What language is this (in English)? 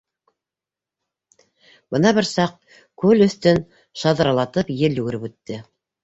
Bashkir